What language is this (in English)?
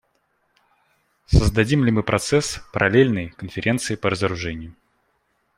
Russian